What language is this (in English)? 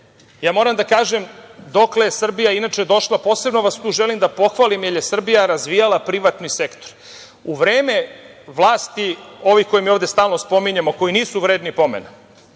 Serbian